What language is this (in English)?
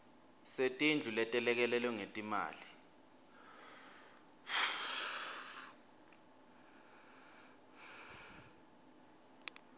Swati